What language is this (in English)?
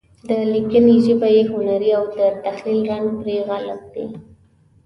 Pashto